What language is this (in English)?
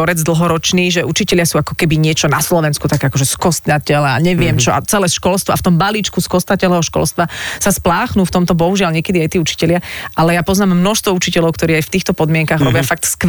Slovak